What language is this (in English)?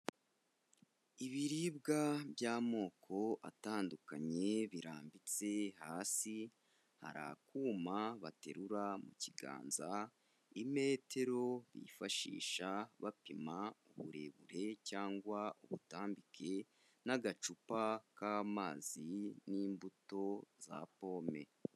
Kinyarwanda